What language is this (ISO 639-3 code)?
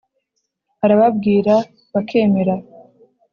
kin